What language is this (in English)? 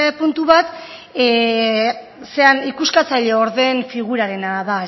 Basque